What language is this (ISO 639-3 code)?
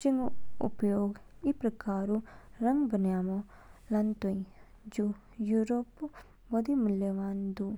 kfk